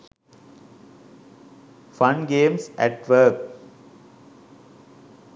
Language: Sinhala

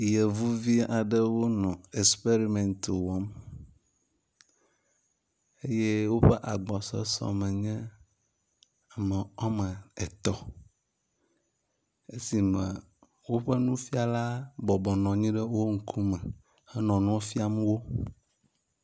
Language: Ewe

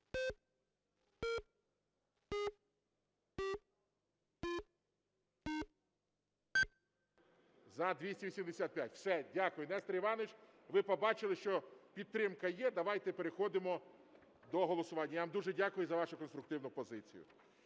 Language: Ukrainian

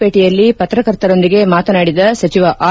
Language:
Kannada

